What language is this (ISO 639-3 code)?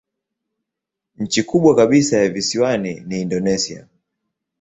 swa